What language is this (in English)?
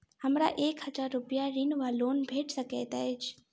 Maithili